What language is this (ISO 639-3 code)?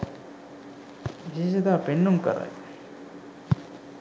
sin